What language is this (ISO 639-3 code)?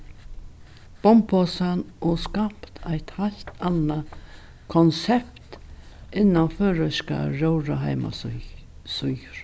fao